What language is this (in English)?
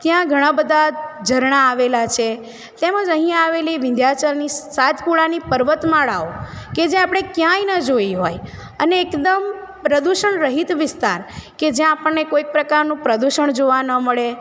Gujarati